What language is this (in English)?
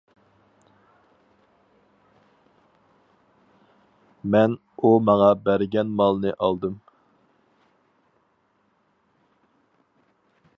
Uyghur